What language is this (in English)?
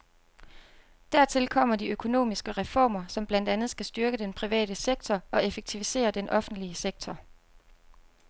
Danish